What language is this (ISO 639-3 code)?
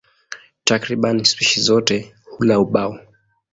swa